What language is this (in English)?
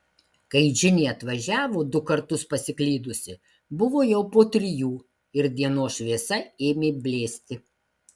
Lithuanian